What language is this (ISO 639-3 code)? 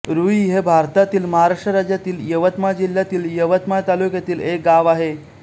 mar